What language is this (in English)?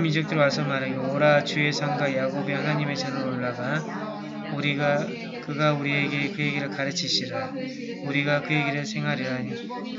Korean